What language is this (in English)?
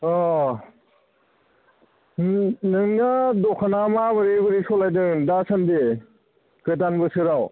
Bodo